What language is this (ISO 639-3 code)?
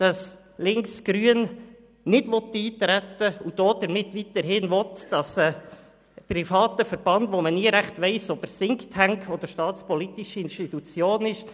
gsw